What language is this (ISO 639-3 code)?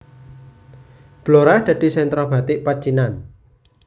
jav